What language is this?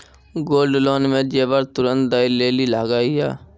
Maithili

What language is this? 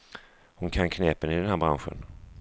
Swedish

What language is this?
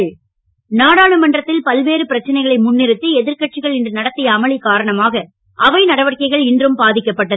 Tamil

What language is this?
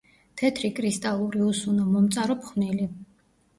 Georgian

